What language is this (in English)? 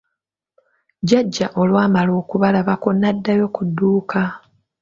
Ganda